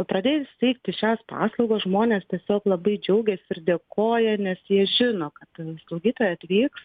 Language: Lithuanian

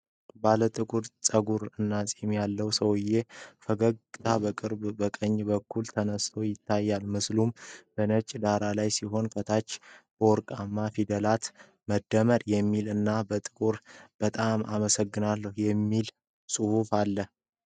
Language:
Amharic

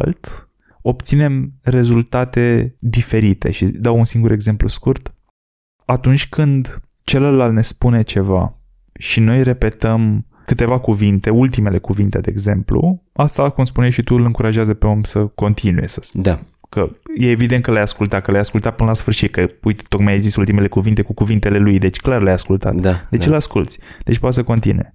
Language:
Romanian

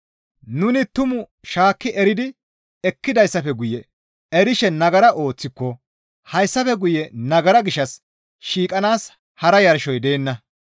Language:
Gamo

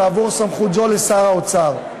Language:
Hebrew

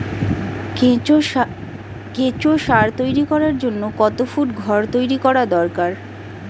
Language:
Bangla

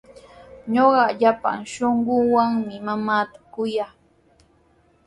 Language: Sihuas Ancash Quechua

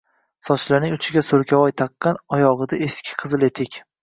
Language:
Uzbek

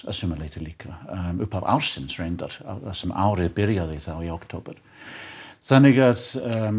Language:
Icelandic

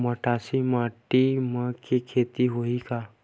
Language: Chhattisgarhi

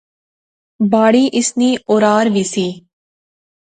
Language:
Pahari-Potwari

